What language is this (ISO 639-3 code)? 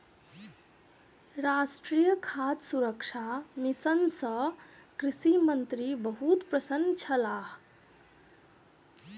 mai